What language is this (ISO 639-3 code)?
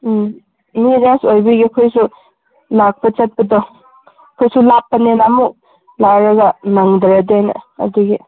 mni